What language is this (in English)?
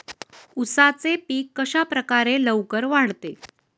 Marathi